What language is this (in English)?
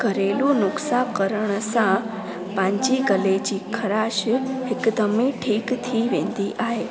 Sindhi